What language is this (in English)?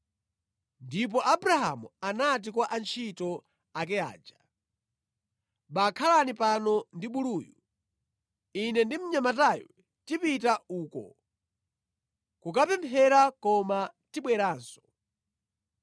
Nyanja